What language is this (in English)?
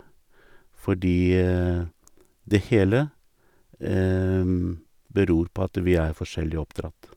Norwegian